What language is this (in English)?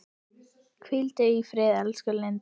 Icelandic